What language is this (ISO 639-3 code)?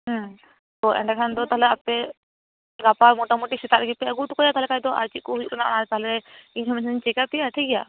sat